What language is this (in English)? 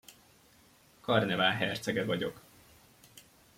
Hungarian